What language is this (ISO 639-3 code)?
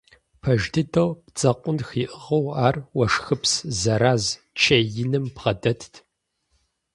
kbd